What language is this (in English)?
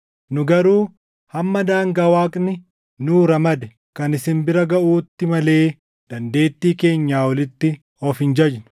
Oromo